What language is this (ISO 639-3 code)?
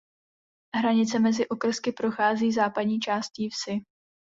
ces